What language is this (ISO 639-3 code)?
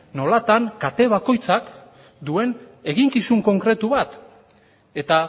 eus